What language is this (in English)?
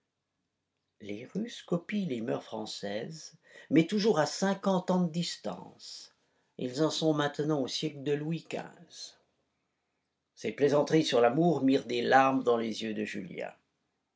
French